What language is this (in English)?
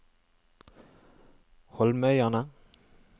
Norwegian